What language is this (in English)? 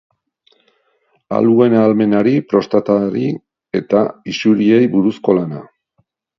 Basque